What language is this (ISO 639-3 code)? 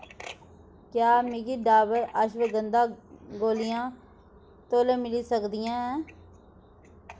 doi